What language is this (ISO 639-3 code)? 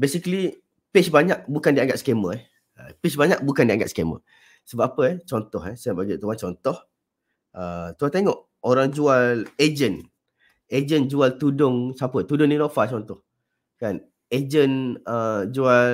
msa